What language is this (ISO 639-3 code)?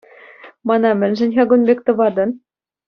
chv